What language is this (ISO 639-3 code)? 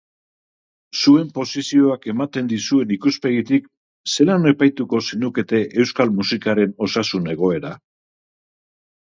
eus